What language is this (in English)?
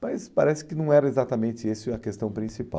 Portuguese